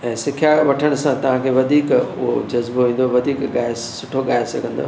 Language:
Sindhi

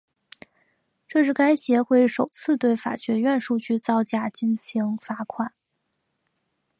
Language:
Chinese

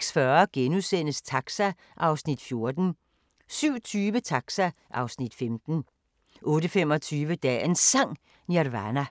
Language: Danish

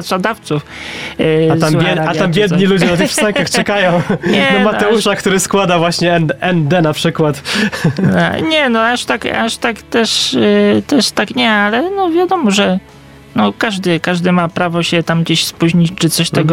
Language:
Polish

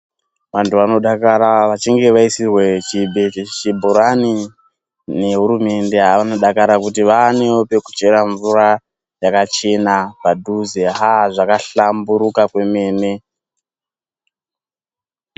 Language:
Ndau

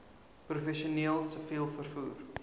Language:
Afrikaans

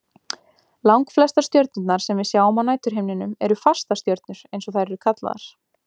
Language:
Icelandic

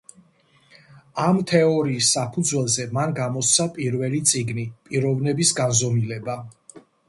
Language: Georgian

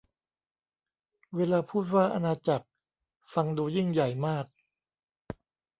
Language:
Thai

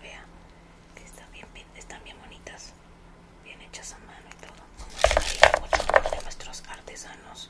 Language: Spanish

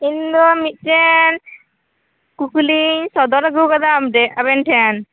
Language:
Santali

